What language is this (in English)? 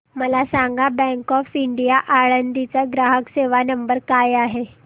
Marathi